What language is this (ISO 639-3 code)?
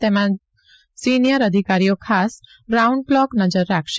guj